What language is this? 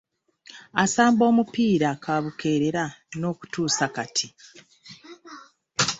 Ganda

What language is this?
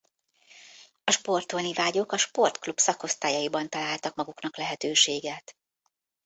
Hungarian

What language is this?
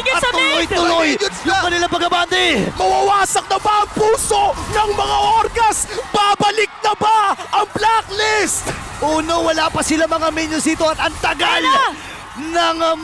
Filipino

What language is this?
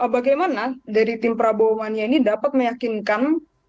Indonesian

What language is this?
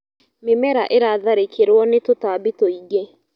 Kikuyu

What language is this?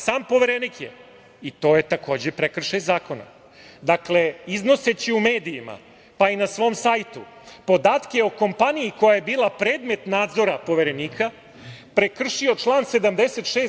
Serbian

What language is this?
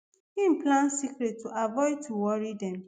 Nigerian Pidgin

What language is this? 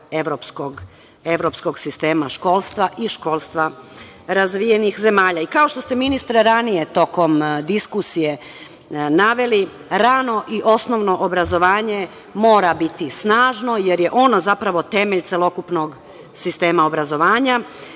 Serbian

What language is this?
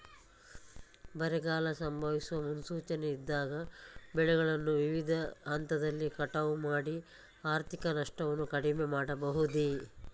Kannada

